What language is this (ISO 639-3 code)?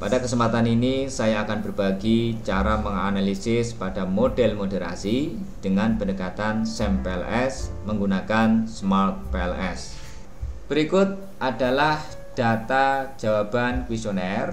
ind